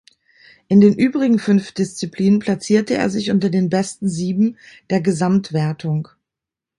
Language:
German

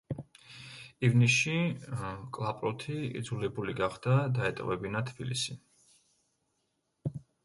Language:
Georgian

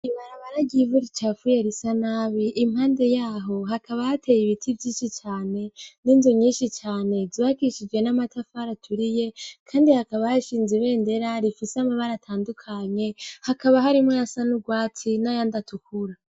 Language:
Rundi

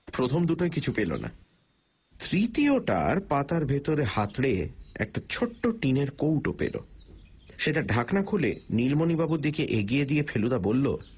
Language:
Bangla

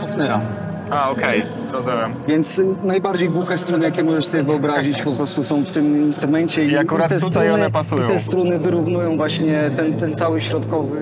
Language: Polish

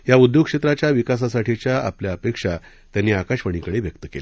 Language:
Marathi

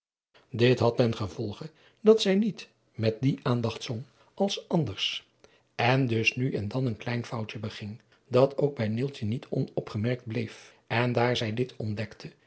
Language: Dutch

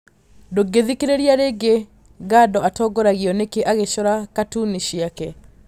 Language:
Kikuyu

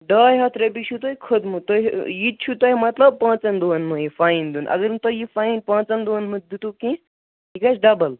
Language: Kashmiri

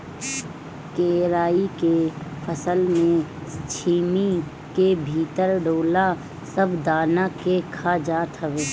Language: Bhojpuri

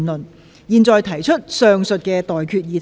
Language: Cantonese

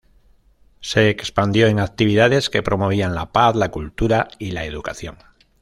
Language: Spanish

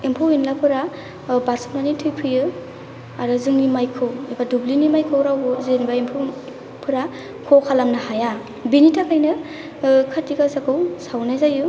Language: Bodo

